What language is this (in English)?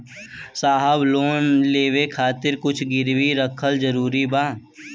Bhojpuri